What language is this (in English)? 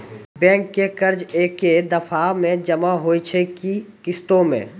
Maithili